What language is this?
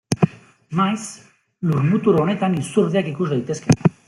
Basque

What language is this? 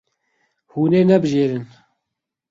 Kurdish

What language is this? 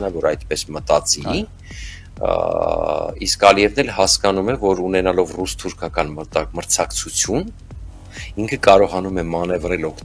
Romanian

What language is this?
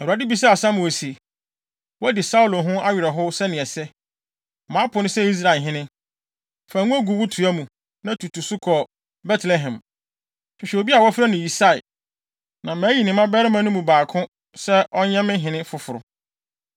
Akan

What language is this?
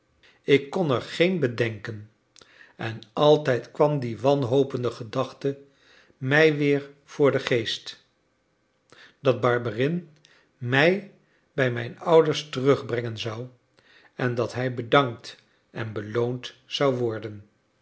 Dutch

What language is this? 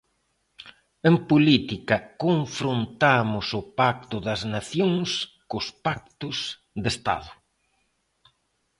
Galician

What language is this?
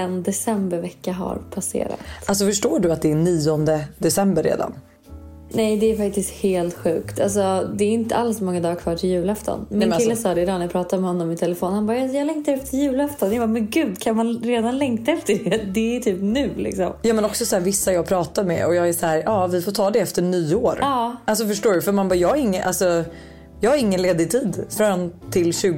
Swedish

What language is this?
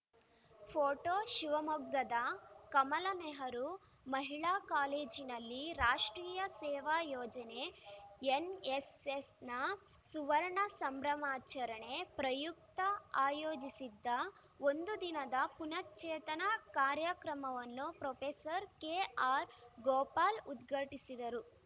Kannada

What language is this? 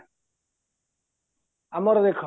Odia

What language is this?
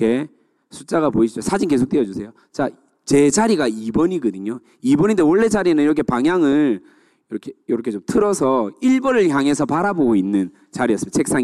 Korean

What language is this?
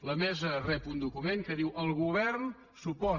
Catalan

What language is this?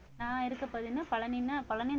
Tamil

